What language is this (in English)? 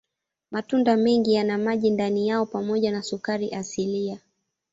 Swahili